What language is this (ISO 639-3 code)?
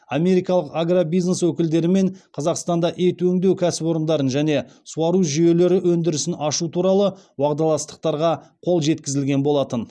kaz